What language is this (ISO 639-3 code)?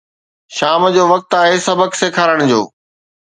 snd